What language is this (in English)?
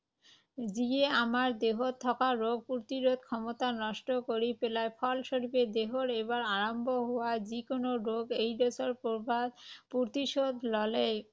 Assamese